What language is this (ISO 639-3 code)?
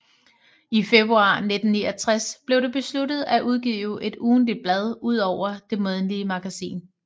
dan